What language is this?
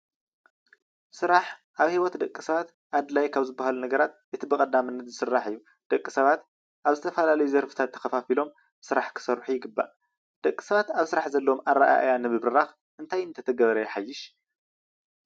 Tigrinya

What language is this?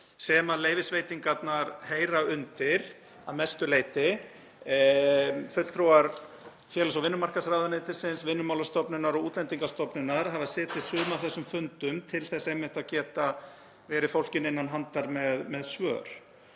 Icelandic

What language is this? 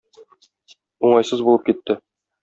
Tatar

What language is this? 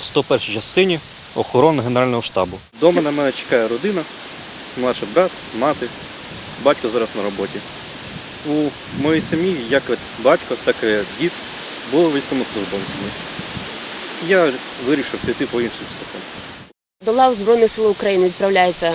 Ukrainian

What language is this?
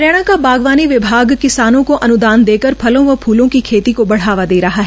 Hindi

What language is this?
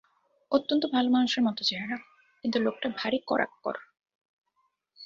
Bangla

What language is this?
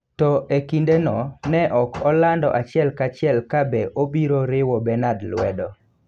Luo (Kenya and Tanzania)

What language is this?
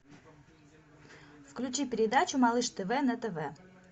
Russian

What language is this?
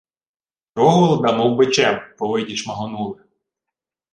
Ukrainian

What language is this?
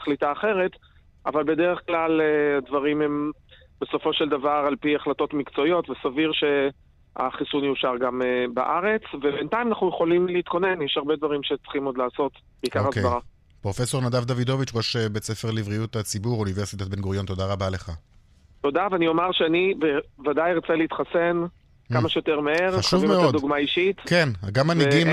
Hebrew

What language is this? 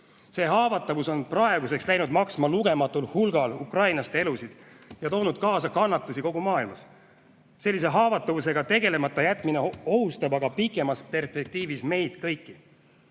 Estonian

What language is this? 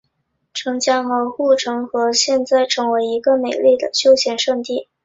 Chinese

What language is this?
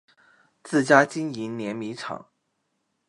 Chinese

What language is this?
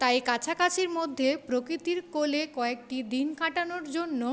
Bangla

